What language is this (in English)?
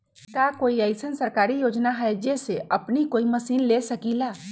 Magahi